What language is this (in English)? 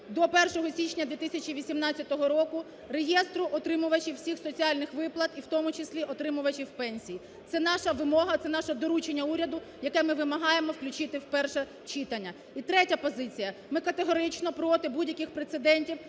Ukrainian